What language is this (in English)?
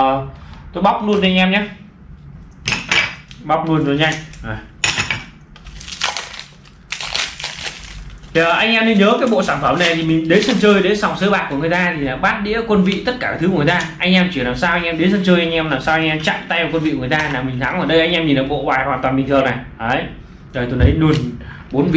Vietnamese